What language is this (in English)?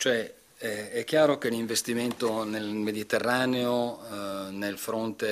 Italian